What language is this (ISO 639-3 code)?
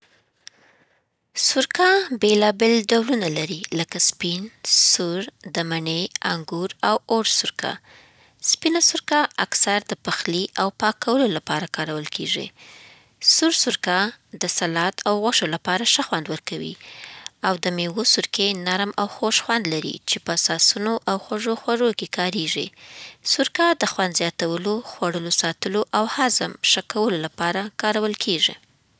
pbt